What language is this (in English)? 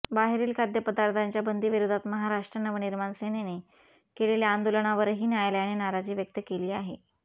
Marathi